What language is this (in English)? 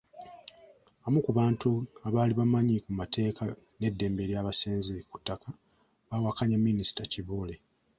Ganda